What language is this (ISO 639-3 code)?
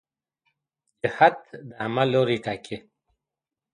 pus